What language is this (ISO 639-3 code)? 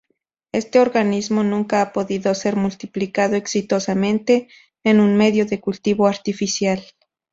spa